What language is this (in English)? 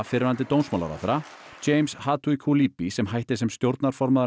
Icelandic